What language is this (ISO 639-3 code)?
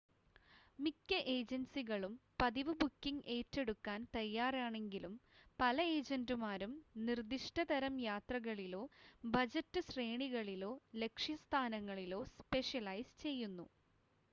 mal